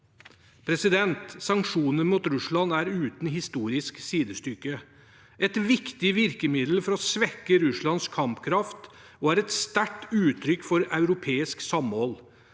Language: Norwegian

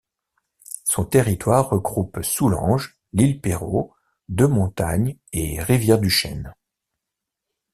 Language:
French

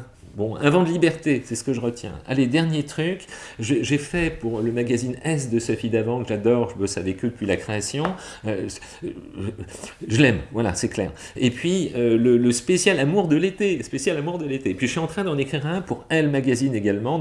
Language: French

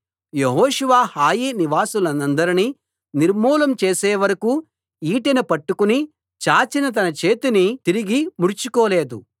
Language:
Telugu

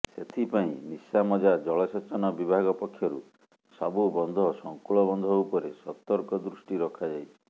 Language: Odia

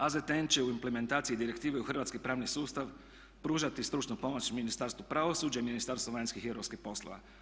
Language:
Croatian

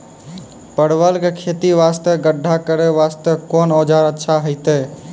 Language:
Maithili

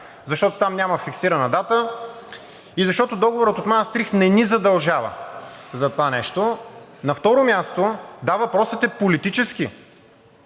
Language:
Bulgarian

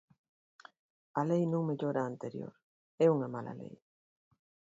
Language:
Galician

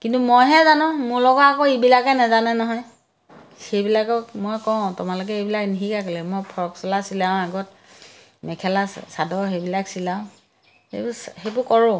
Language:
Assamese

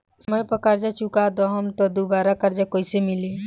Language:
Bhojpuri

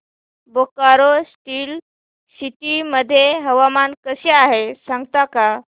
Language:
Marathi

